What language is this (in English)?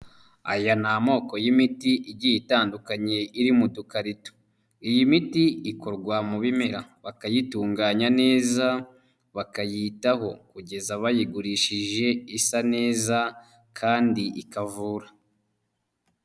Kinyarwanda